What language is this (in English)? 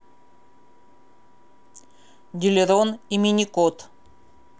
Russian